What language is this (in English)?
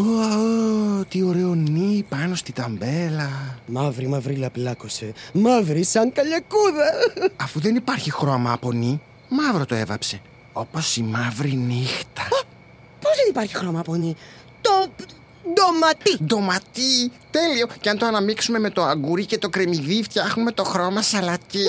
Greek